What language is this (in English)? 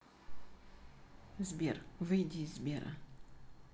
Russian